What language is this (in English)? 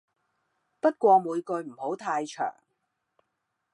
Cantonese